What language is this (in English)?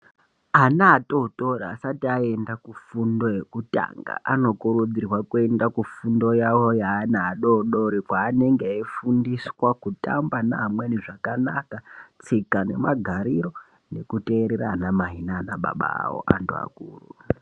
Ndau